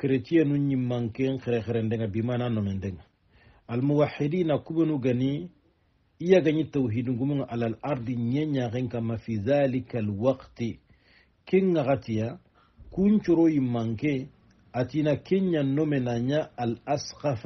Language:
Arabic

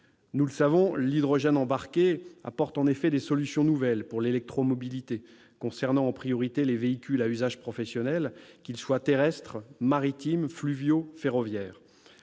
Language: French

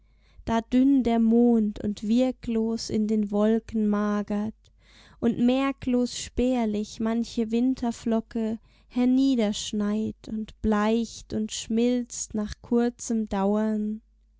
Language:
German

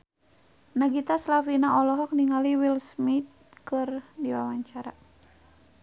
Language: Sundanese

